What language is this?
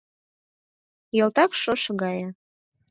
Mari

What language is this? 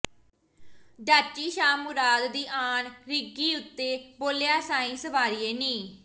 Punjabi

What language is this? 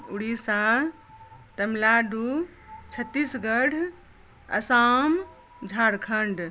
Maithili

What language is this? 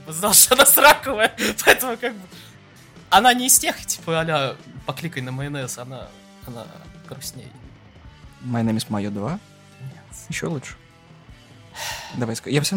Russian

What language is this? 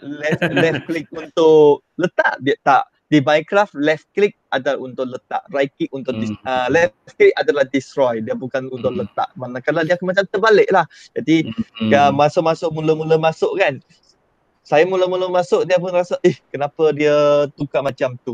Malay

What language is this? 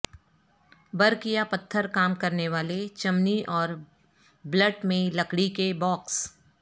Urdu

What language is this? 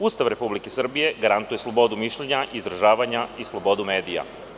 Serbian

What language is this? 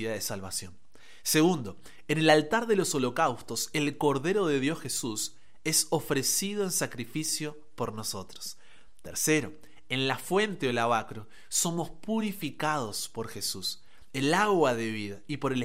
Spanish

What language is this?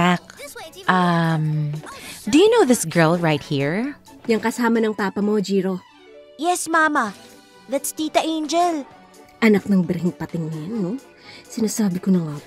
Filipino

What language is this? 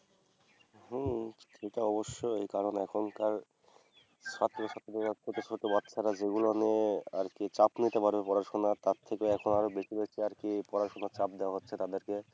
Bangla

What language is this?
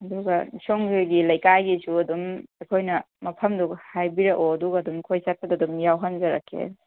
Manipuri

